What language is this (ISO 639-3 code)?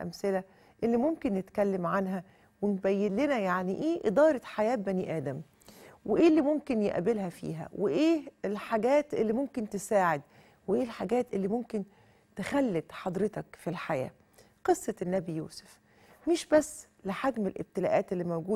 ara